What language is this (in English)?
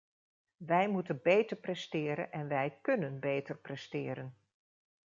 Dutch